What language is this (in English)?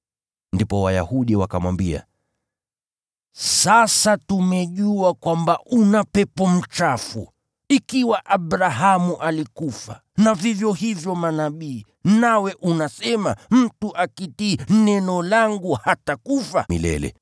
Swahili